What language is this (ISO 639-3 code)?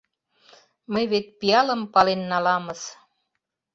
chm